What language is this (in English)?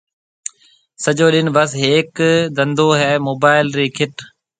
Marwari (Pakistan)